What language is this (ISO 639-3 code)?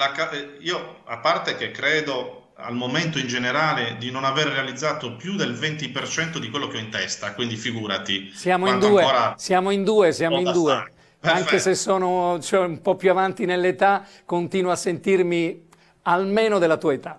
ita